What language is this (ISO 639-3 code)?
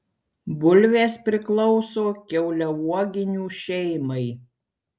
lit